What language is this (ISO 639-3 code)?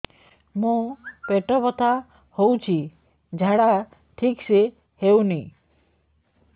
ori